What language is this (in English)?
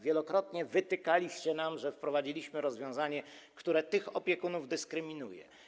Polish